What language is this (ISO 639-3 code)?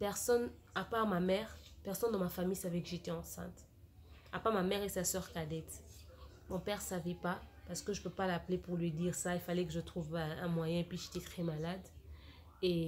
fra